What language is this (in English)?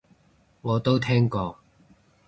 Cantonese